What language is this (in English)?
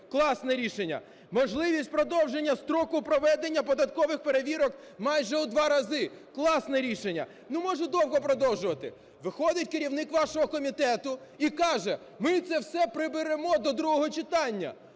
Ukrainian